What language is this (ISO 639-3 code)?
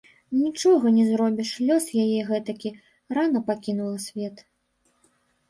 bel